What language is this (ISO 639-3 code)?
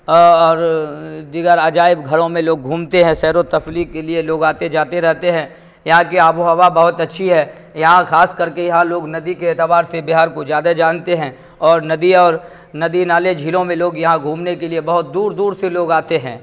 urd